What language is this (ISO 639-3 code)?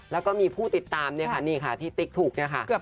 tha